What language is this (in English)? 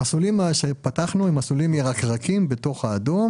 Hebrew